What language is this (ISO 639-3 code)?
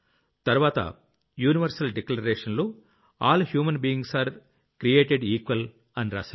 tel